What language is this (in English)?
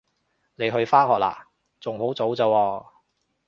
Cantonese